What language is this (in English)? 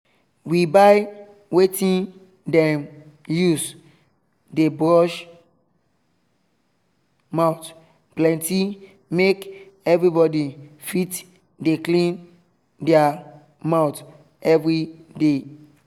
Nigerian Pidgin